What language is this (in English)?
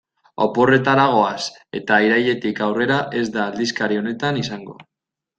Basque